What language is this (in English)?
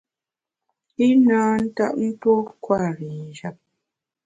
Bamun